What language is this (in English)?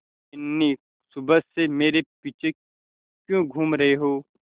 Hindi